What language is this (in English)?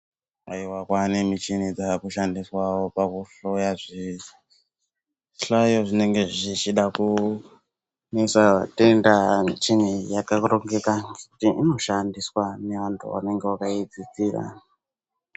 Ndau